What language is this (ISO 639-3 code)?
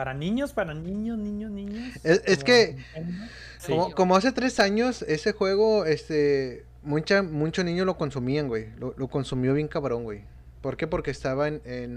spa